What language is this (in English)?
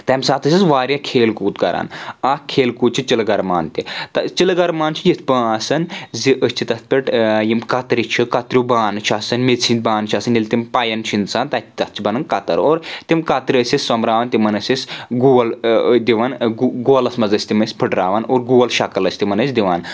Kashmiri